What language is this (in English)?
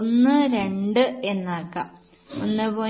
Malayalam